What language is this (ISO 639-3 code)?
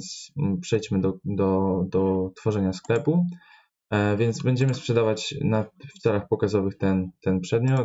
pol